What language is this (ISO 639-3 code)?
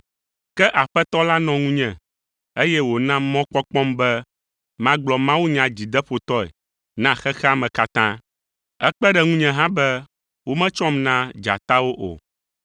ewe